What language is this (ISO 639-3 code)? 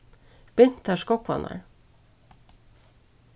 fao